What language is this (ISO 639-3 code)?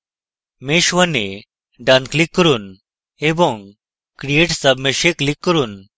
ben